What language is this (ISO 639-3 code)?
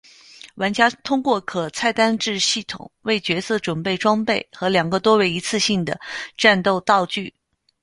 zho